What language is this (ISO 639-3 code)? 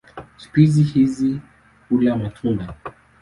swa